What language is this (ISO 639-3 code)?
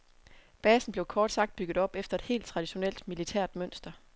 dan